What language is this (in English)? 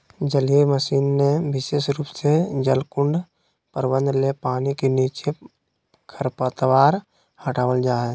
Magahi